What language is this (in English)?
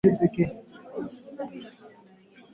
Swahili